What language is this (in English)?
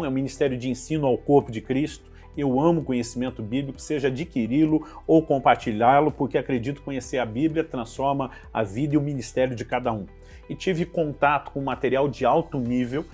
Portuguese